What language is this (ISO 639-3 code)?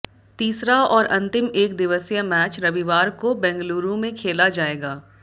hin